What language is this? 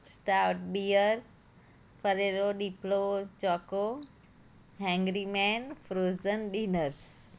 Gujarati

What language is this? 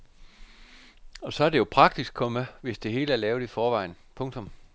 Danish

